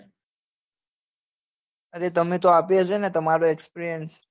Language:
Gujarati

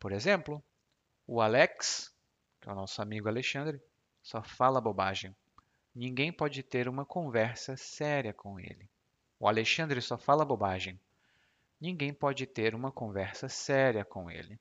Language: Portuguese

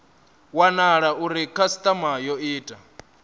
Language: Venda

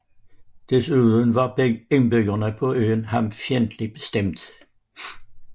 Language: Danish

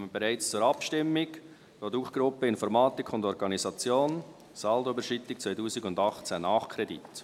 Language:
Swiss German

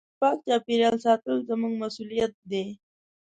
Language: Pashto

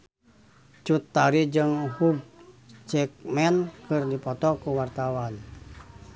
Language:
Sundanese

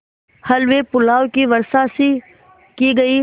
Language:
Hindi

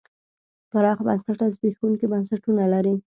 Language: Pashto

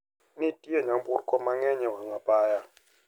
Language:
Luo (Kenya and Tanzania)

